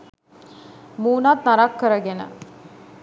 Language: Sinhala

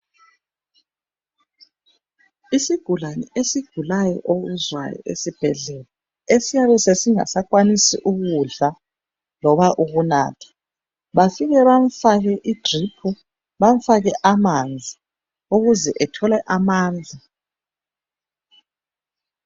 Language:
North Ndebele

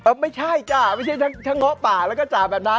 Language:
Thai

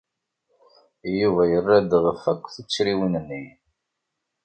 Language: Kabyle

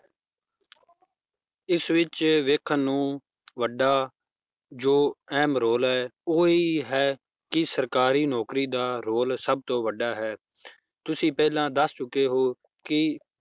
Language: Punjabi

